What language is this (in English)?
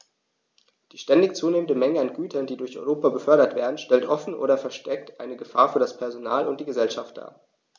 German